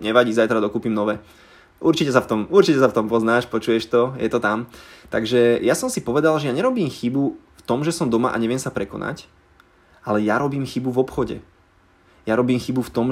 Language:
Slovak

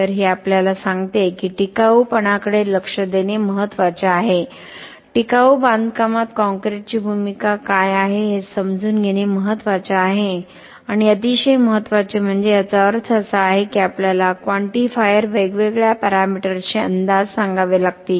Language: Marathi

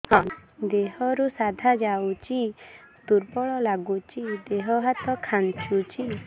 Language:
Odia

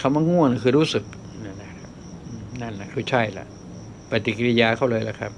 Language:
Thai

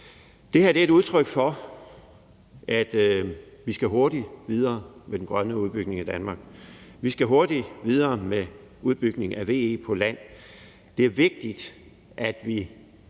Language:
Danish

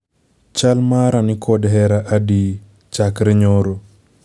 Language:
Luo (Kenya and Tanzania)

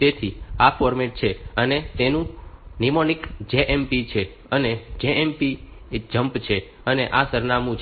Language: Gujarati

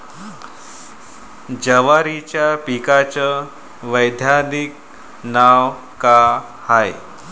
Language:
Marathi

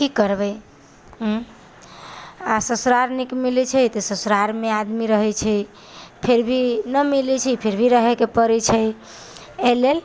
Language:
Maithili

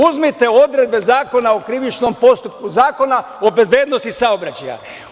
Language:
Serbian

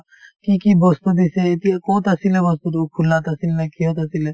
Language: Assamese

